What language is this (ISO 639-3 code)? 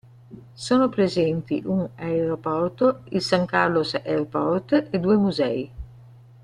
ita